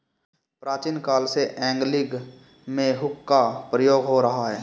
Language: Hindi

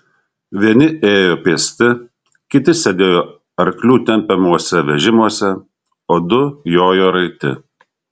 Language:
Lithuanian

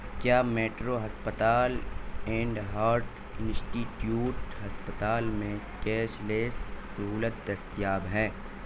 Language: Urdu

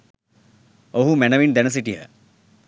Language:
Sinhala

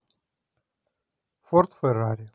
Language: Russian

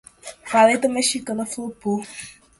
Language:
Portuguese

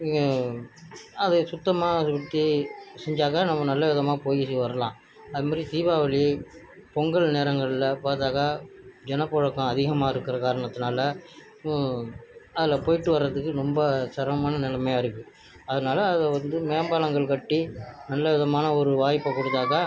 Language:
Tamil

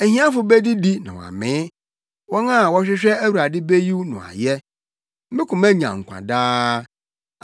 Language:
Akan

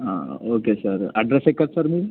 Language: Telugu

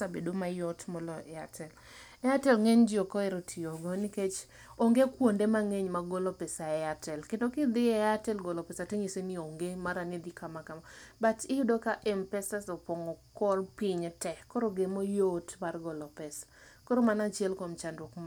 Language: Luo (Kenya and Tanzania)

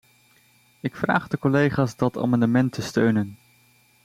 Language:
Dutch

